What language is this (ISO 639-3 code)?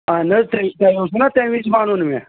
kas